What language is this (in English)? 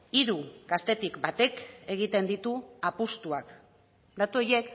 Basque